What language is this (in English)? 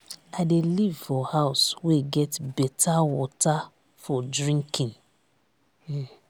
Nigerian Pidgin